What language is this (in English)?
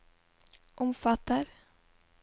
Norwegian